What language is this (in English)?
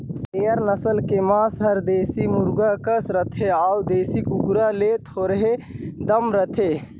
Chhattisgarhi